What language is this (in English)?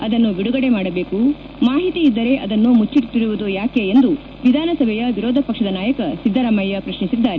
Kannada